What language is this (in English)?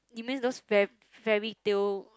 English